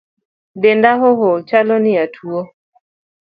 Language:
Luo (Kenya and Tanzania)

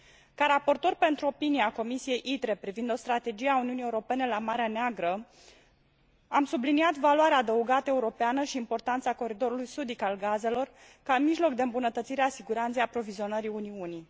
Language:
Romanian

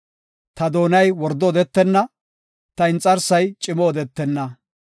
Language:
Gofa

